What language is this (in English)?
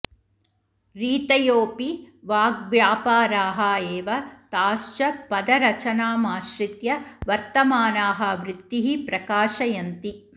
Sanskrit